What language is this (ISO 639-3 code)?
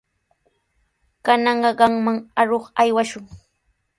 qws